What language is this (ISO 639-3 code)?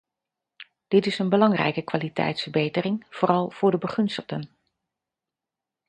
nld